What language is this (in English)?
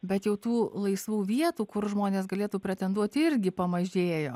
Lithuanian